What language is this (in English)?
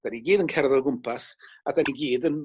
Welsh